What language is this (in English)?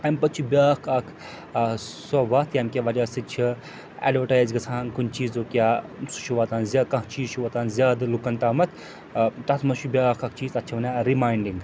Kashmiri